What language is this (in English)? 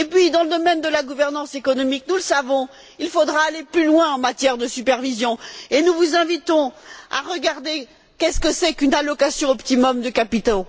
French